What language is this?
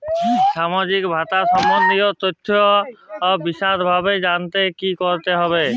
Bangla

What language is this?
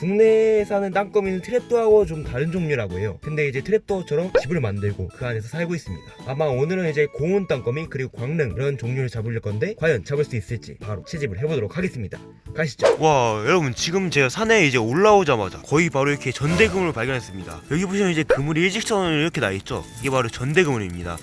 Korean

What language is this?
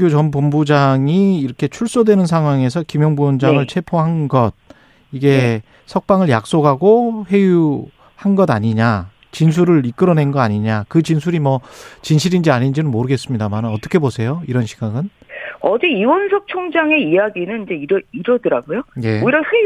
Korean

